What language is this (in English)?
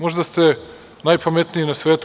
Serbian